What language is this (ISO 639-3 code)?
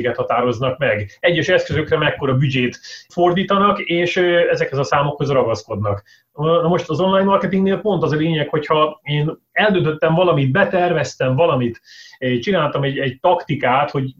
hun